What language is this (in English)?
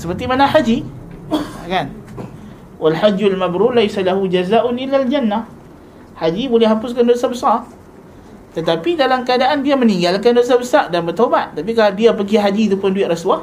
Malay